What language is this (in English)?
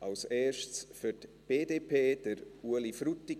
Swiss German